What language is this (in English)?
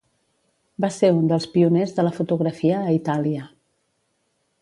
Catalan